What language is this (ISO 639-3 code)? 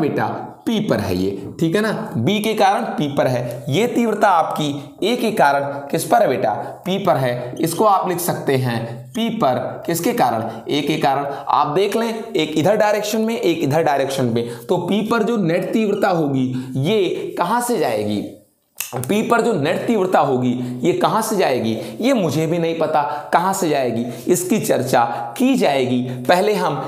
hin